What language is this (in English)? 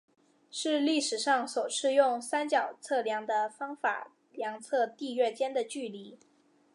Chinese